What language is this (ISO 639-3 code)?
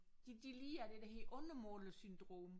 dan